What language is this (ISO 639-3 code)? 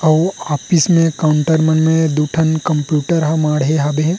hne